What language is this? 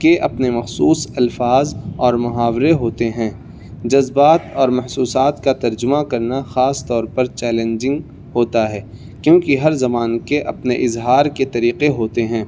Urdu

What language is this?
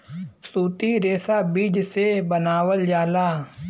Bhojpuri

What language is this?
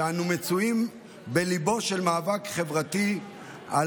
Hebrew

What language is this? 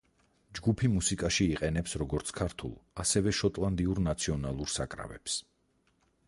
Georgian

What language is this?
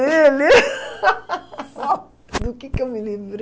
Portuguese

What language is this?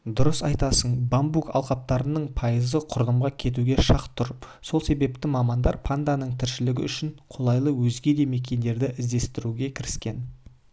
Kazakh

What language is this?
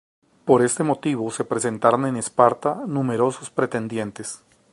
Spanish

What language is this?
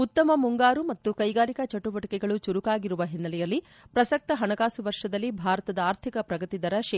Kannada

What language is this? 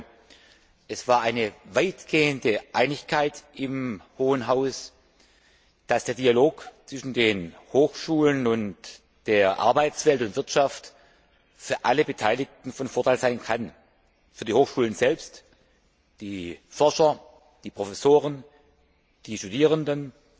German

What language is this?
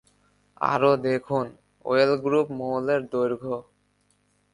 Bangla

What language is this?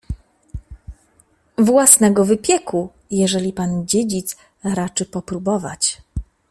Polish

